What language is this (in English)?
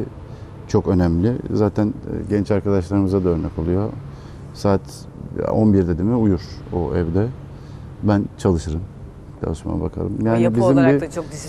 Turkish